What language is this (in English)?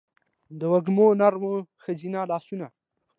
Pashto